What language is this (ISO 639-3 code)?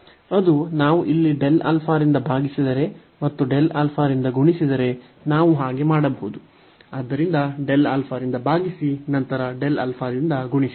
kan